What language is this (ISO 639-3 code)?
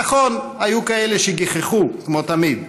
heb